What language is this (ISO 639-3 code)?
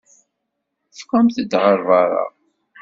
kab